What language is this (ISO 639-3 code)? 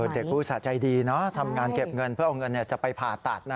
tha